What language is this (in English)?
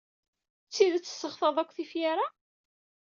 Kabyle